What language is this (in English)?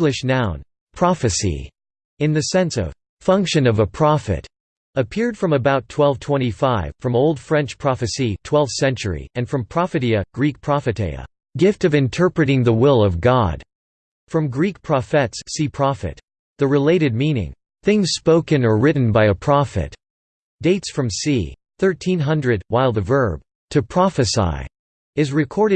English